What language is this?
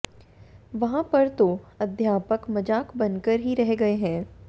Hindi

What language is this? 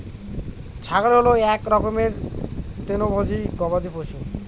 Bangla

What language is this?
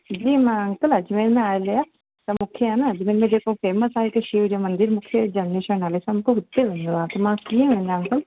Sindhi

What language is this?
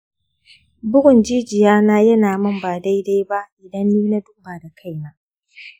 Hausa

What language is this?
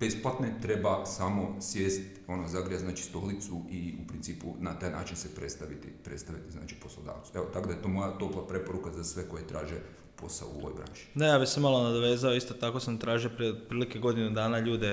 Croatian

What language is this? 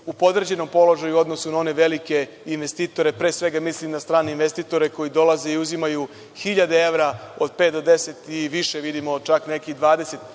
Serbian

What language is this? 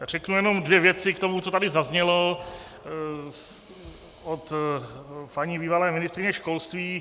Czech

